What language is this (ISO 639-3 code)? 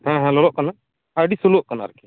sat